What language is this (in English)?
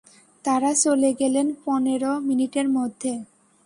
Bangla